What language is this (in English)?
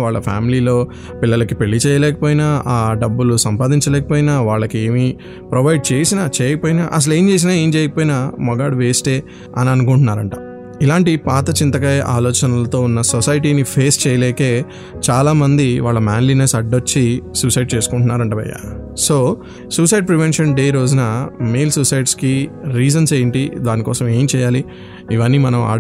Telugu